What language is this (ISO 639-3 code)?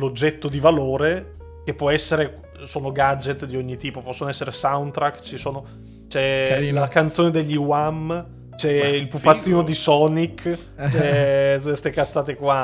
ita